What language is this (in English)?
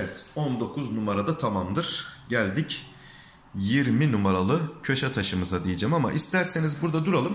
Turkish